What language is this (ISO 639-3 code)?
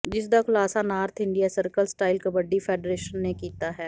pan